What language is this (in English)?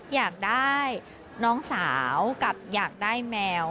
Thai